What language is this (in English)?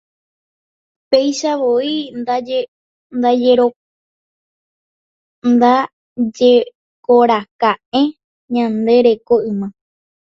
Guarani